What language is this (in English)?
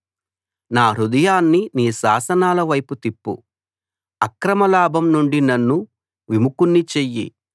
Telugu